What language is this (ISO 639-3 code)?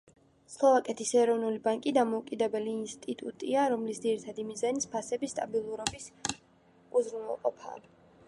kat